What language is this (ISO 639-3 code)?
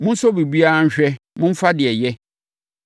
aka